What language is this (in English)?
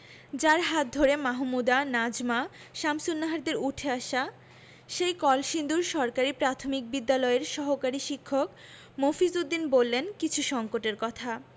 Bangla